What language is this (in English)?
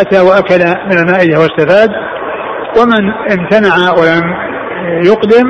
Arabic